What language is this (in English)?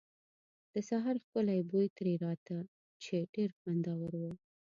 Pashto